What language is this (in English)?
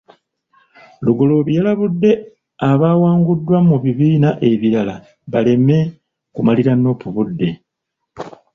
Ganda